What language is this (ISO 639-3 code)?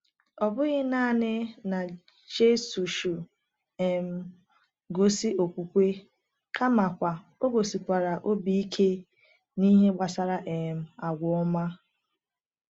ibo